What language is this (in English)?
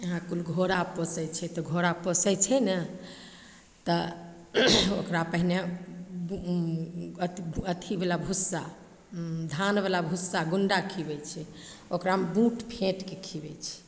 Maithili